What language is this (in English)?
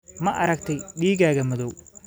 Somali